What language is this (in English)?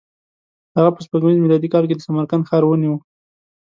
Pashto